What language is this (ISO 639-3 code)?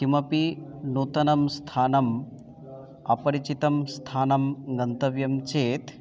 san